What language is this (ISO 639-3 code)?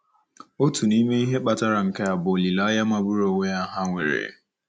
ibo